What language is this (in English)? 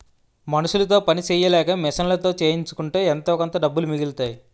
Telugu